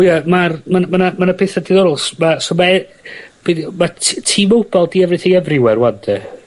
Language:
Welsh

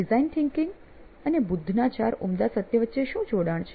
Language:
Gujarati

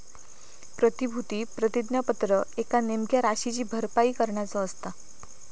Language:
Marathi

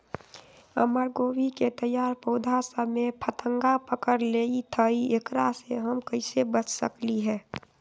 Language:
Magahi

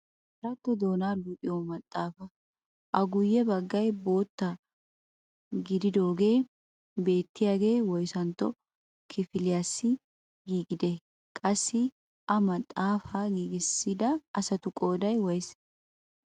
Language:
Wolaytta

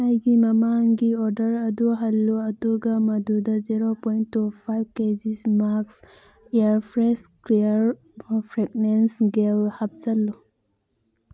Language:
Manipuri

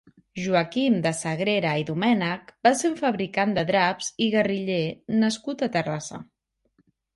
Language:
Catalan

